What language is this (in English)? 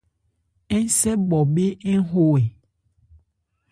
Ebrié